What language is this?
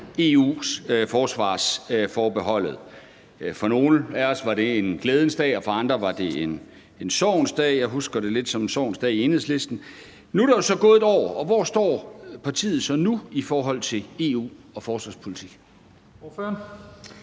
Danish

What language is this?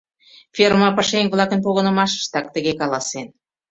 Mari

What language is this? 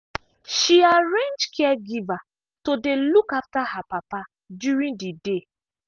Nigerian Pidgin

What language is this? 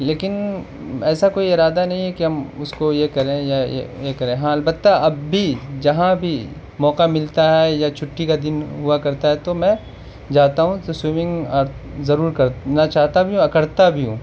Urdu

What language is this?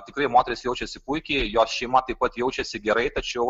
Lithuanian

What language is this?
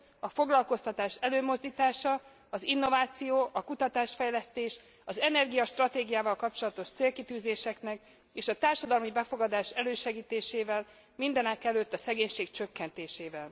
Hungarian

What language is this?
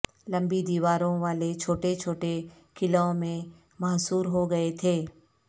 Urdu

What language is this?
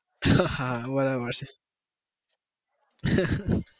Gujarati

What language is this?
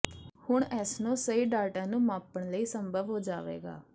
Punjabi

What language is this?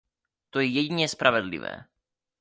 Czech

